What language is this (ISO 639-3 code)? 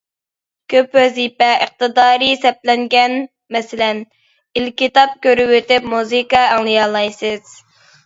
uig